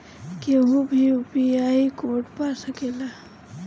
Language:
Bhojpuri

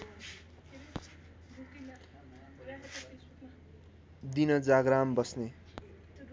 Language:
Nepali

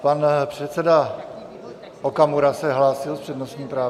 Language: Czech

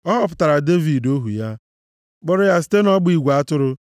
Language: Igbo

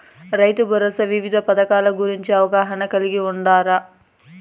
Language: Telugu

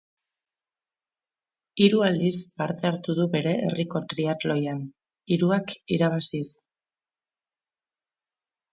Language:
Basque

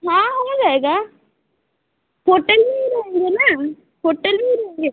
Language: Hindi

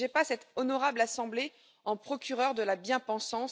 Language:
French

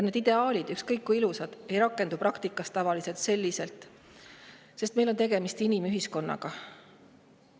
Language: Estonian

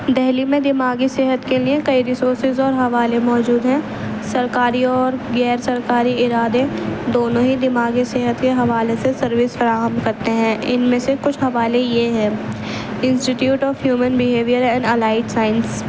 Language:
Urdu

